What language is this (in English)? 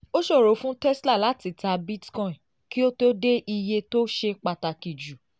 Yoruba